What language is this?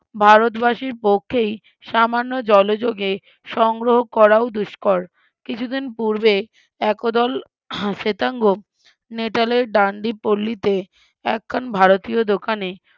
Bangla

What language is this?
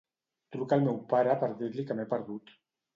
Catalan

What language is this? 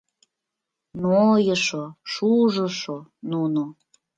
Mari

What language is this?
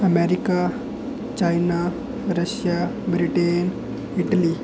Dogri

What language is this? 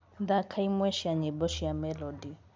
Kikuyu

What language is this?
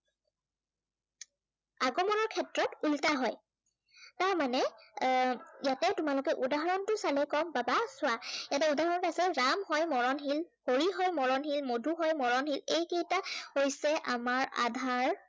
Assamese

